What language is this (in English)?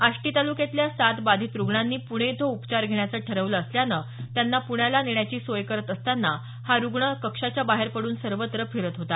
Marathi